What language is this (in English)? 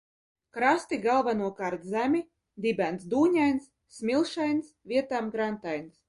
Latvian